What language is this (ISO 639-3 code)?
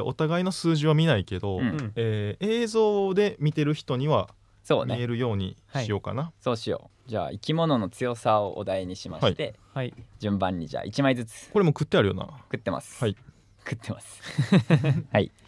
jpn